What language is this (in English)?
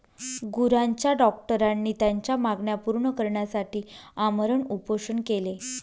Marathi